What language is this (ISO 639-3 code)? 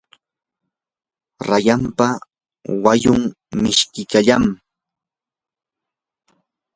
qur